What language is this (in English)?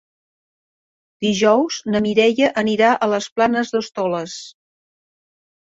Catalan